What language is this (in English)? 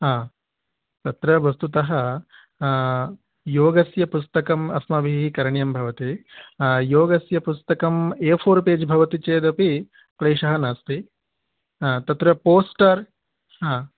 Sanskrit